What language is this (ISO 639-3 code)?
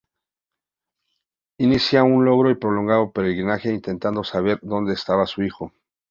spa